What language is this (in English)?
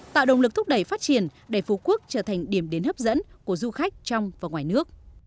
Vietnamese